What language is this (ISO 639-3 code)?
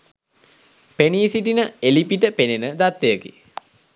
sin